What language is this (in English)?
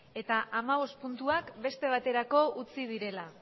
Basque